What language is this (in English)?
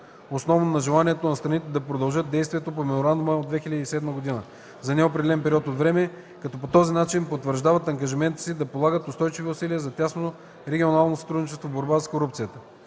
Bulgarian